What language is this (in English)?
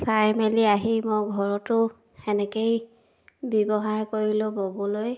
Assamese